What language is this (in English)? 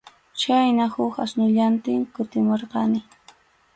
Arequipa-La Unión Quechua